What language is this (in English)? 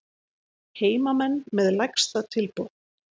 Icelandic